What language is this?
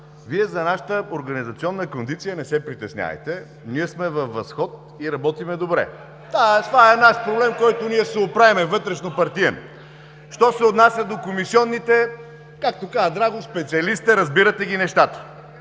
Bulgarian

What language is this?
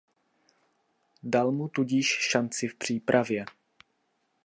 Czech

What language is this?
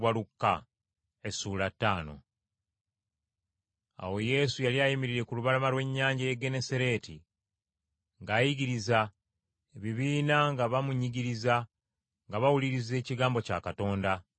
Ganda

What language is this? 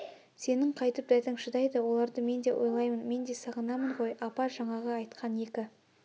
Kazakh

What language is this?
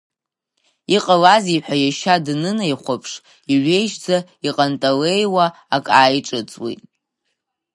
Abkhazian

